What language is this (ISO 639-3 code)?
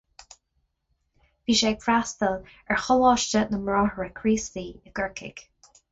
gle